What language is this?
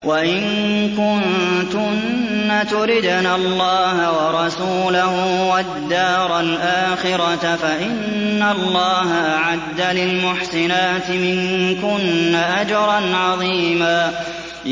Arabic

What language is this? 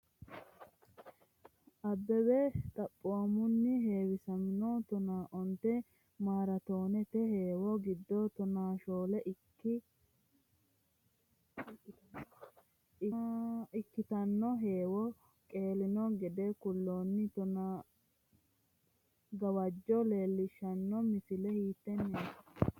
Sidamo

